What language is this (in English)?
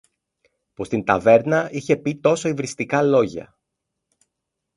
Greek